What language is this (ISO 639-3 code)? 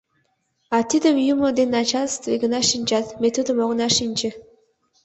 chm